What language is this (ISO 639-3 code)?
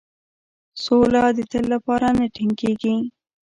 pus